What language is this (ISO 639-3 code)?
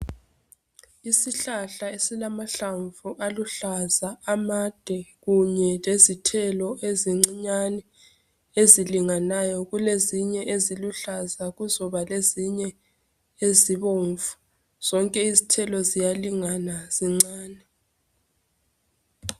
nde